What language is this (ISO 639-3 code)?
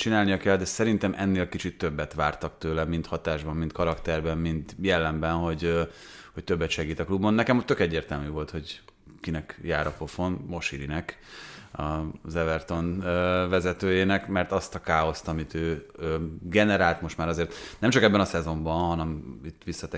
hun